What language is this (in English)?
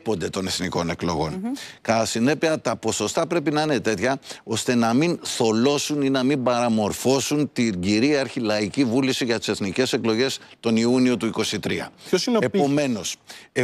Greek